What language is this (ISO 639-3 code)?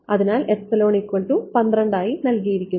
mal